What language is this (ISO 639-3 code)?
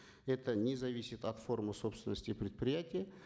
kaz